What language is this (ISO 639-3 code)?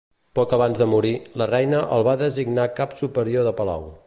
cat